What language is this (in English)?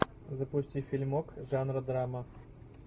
Russian